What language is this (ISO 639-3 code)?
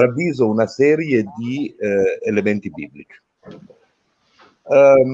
ita